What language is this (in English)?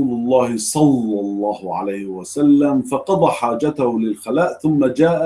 Arabic